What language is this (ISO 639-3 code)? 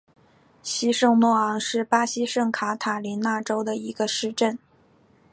zho